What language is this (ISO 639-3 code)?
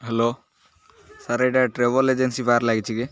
ori